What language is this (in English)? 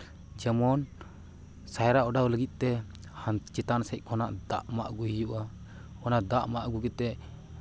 Santali